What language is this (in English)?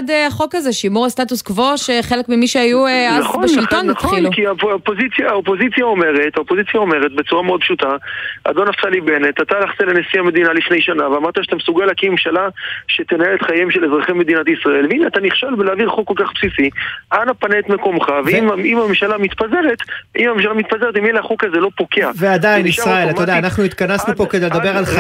Hebrew